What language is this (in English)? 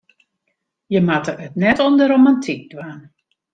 Western Frisian